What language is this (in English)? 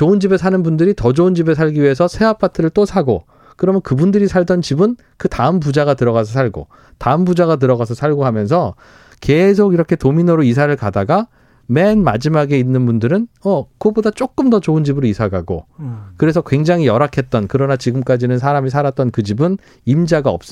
Korean